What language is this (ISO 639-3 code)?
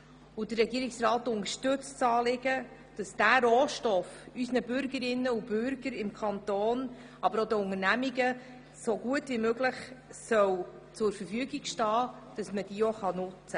gsw